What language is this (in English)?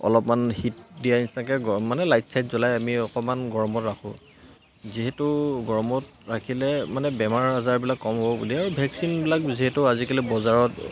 Assamese